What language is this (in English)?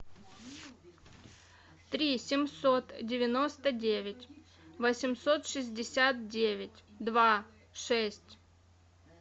Russian